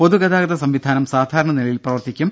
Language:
Malayalam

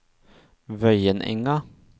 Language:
Norwegian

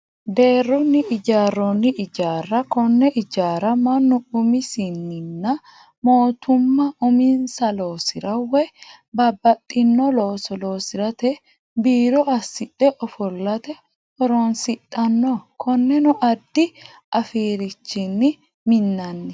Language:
Sidamo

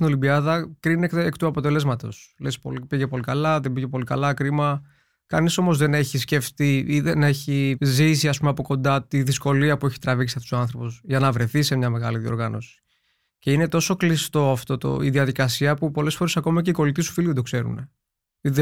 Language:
Greek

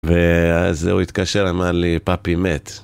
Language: Hebrew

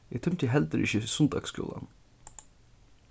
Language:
Faroese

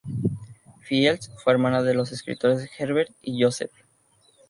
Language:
Spanish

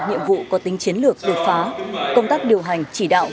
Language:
Vietnamese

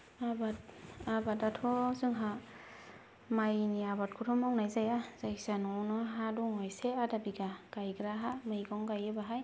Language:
Bodo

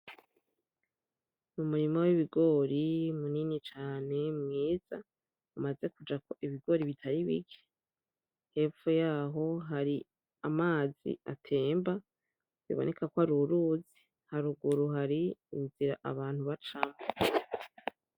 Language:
Rundi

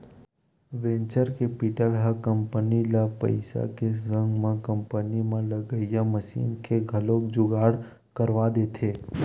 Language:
Chhattisgarhi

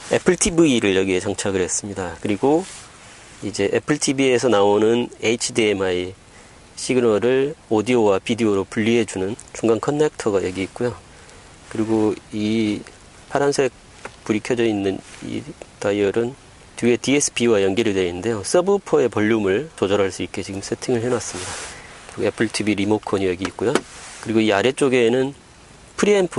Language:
Korean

